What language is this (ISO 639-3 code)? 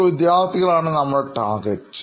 mal